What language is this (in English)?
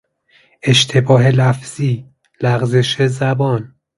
Persian